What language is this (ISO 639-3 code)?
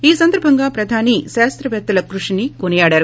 tel